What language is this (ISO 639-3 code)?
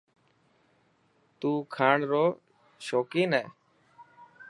mki